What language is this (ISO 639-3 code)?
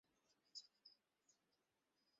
ben